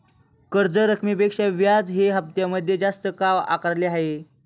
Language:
Marathi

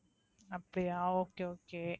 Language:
Tamil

